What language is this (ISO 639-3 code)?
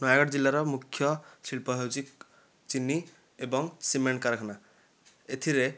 ori